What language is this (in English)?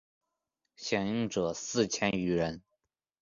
Chinese